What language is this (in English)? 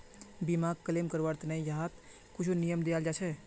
Magahi